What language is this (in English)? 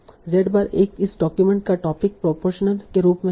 Hindi